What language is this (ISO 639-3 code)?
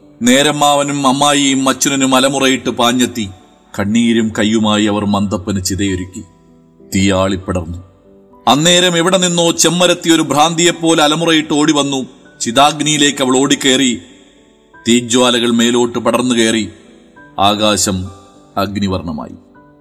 mal